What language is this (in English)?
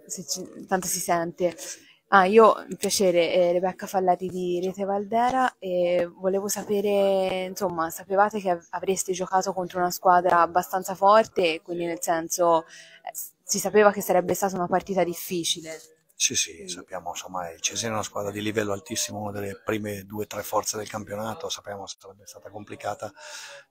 Italian